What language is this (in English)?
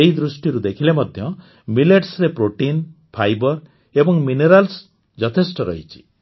Odia